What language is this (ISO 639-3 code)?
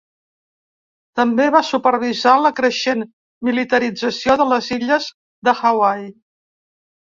cat